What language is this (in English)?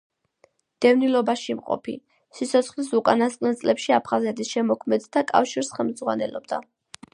Georgian